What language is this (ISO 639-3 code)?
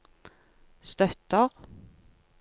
nor